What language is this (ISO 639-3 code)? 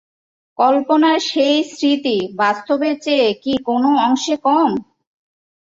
ben